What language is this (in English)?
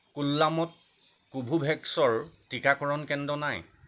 Assamese